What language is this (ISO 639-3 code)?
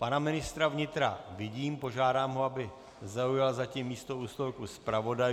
ces